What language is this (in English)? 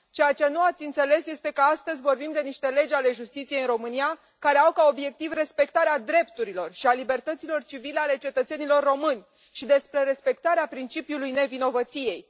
Romanian